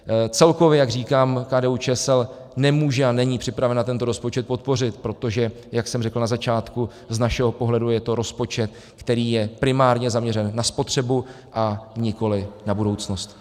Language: Czech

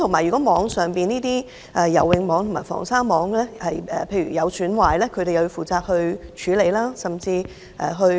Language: Cantonese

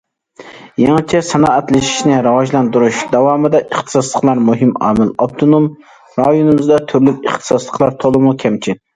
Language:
Uyghur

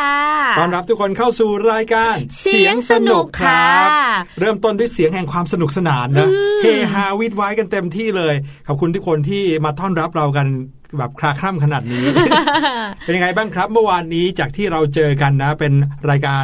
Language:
Thai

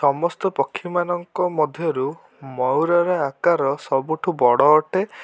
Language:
Odia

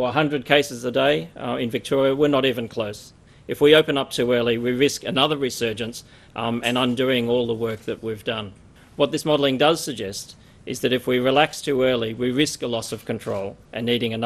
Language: Romanian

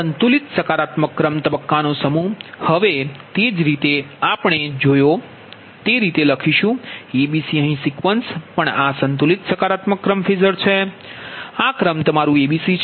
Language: Gujarati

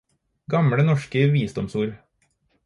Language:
Norwegian Bokmål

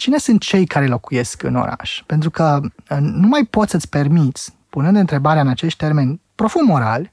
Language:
Romanian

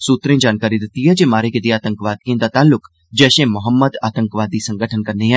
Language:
Dogri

